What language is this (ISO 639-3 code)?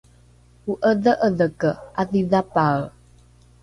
dru